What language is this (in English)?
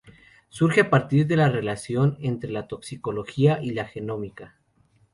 Spanish